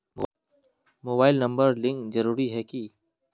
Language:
Magahi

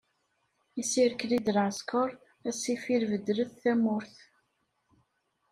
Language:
Kabyle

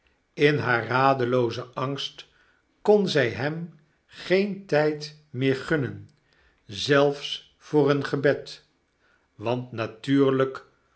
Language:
Dutch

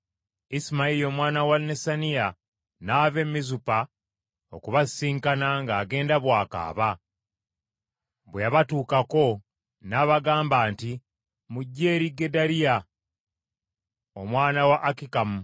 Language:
Ganda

